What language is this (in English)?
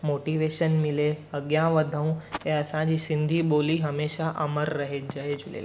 Sindhi